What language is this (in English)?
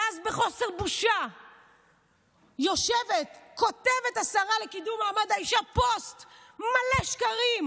Hebrew